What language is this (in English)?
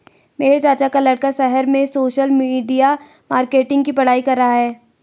Hindi